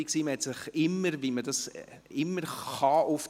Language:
Swiss German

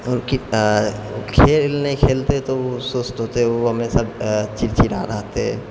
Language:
Maithili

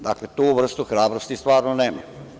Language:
Serbian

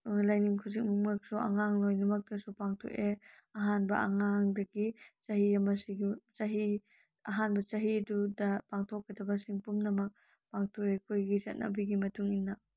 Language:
Manipuri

